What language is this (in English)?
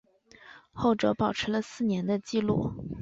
Chinese